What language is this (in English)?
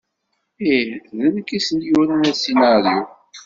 Kabyle